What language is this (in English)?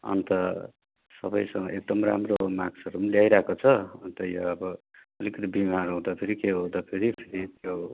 Nepali